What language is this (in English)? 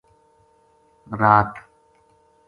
Gujari